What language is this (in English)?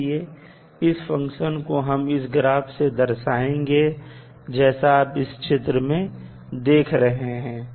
Hindi